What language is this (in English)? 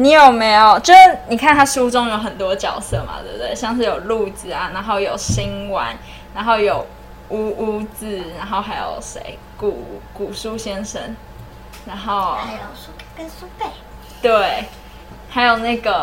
Chinese